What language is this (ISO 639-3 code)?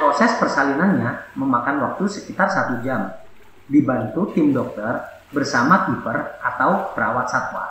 ind